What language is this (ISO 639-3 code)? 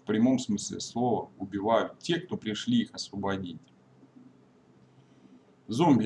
rus